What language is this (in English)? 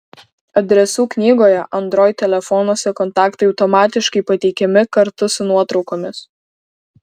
Lithuanian